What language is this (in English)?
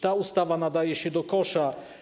Polish